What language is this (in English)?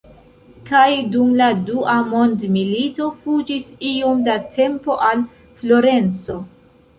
Esperanto